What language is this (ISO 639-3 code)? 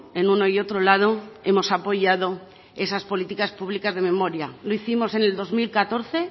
spa